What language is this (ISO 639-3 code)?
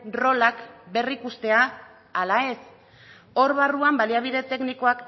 eus